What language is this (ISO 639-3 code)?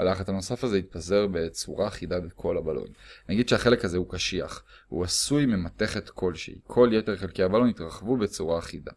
heb